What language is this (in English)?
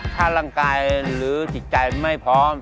Thai